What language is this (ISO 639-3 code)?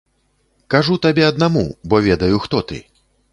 bel